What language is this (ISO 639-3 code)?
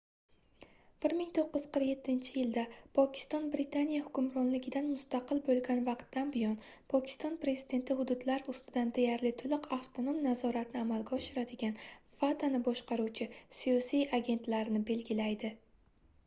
uzb